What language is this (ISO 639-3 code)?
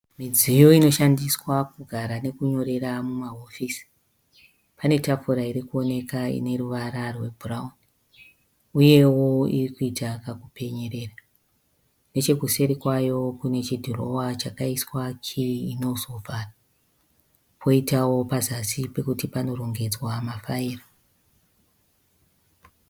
sna